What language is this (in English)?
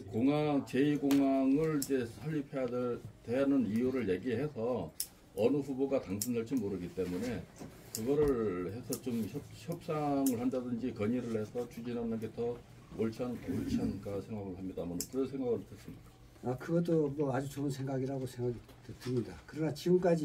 Korean